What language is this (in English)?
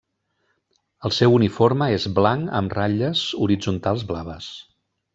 Catalan